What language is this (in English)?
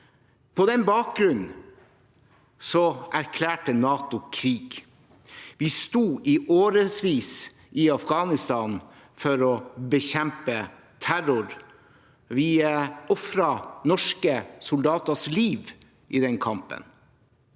Norwegian